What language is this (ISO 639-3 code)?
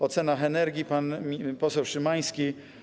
pol